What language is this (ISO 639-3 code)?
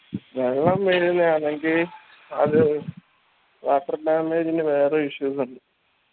mal